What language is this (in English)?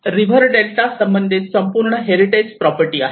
Marathi